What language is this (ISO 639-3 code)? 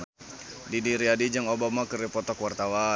sun